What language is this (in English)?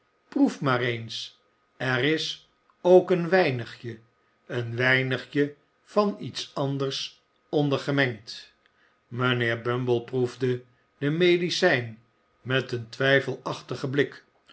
Dutch